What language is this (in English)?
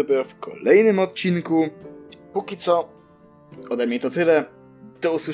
Polish